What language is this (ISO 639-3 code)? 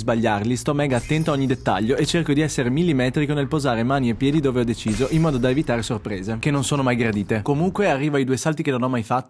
ita